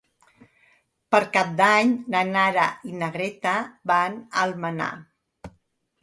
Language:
Catalan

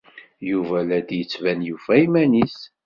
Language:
Kabyle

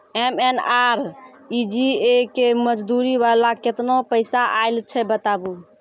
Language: Maithili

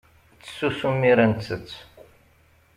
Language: Kabyle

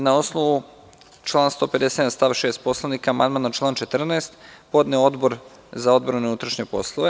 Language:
Serbian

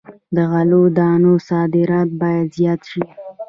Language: Pashto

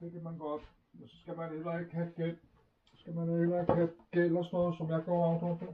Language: Danish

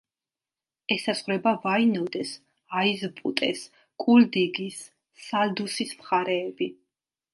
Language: Georgian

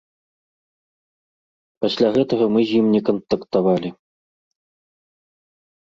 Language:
Belarusian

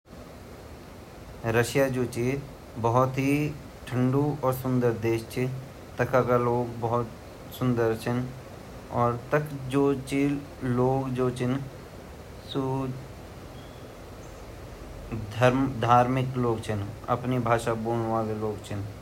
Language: Garhwali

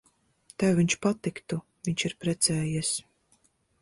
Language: Latvian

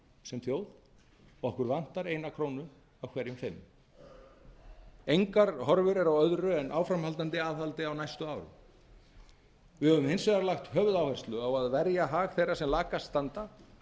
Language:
Icelandic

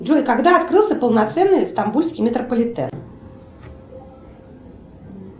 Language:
Russian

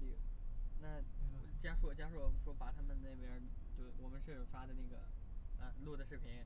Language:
Chinese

